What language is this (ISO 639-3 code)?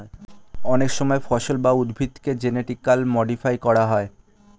ben